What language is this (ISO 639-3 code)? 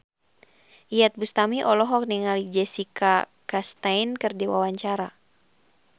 sun